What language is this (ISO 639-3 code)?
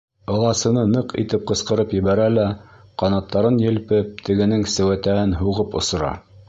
bak